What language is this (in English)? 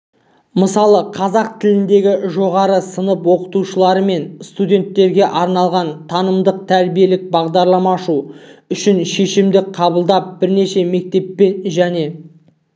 Kazakh